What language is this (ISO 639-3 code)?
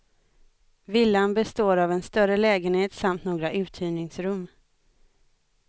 swe